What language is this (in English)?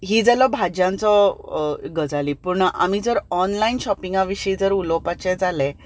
Konkani